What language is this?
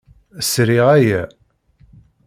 Kabyle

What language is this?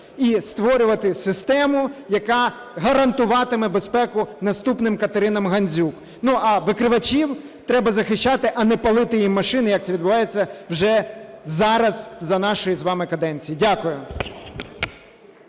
Ukrainian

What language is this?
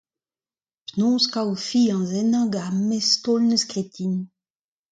Breton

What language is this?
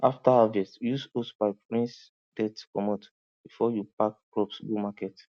Nigerian Pidgin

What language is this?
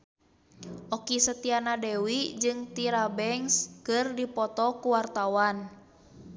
Sundanese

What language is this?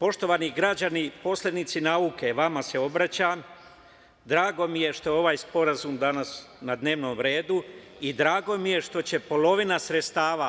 Serbian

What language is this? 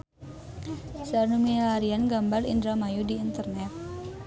Sundanese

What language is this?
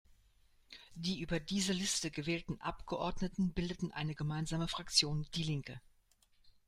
German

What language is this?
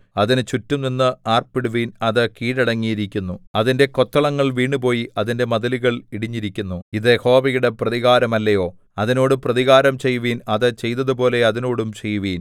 Malayalam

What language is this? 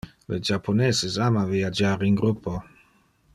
Interlingua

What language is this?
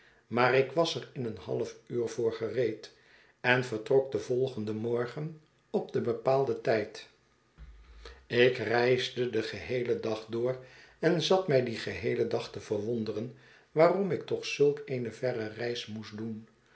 Dutch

